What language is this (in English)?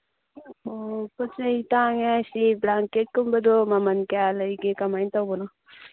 Manipuri